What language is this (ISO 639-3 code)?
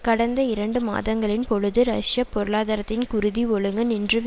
tam